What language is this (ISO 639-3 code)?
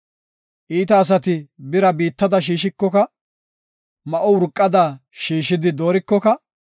gof